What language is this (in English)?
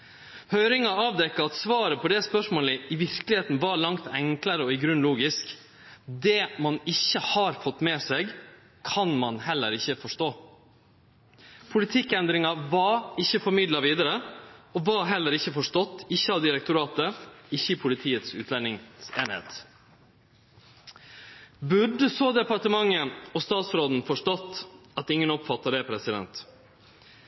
Norwegian Nynorsk